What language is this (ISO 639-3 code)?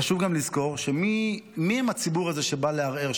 heb